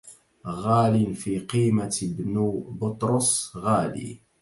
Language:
Arabic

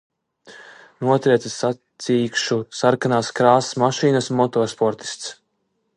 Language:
Latvian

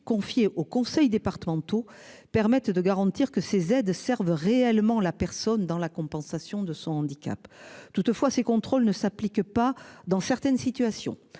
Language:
French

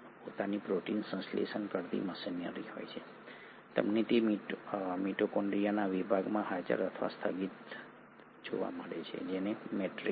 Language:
Gujarati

